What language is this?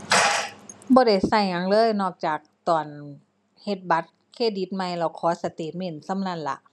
Thai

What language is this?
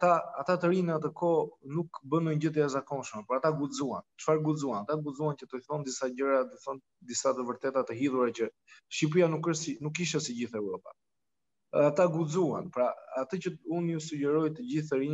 Romanian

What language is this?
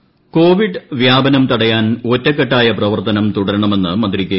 Malayalam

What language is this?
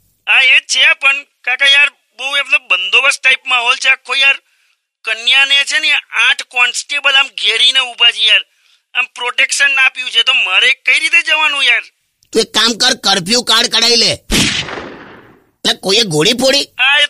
Hindi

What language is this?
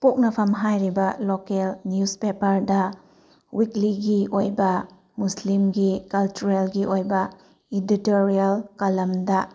Manipuri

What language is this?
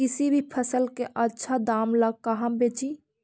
Magahi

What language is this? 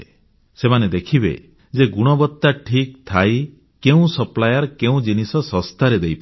Odia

